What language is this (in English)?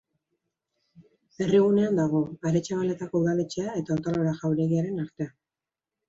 Basque